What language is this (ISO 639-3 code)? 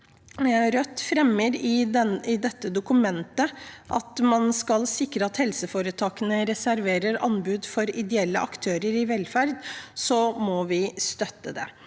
nor